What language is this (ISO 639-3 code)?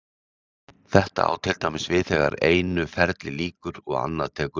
isl